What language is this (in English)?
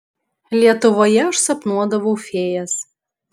Lithuanian